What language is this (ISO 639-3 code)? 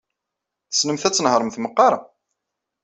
kab